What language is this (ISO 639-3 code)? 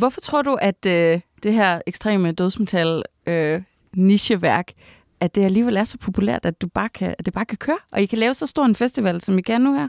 dan